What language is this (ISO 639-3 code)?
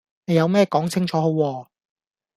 yue